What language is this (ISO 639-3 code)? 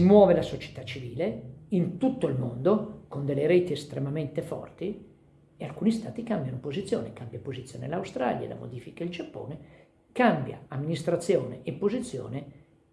ita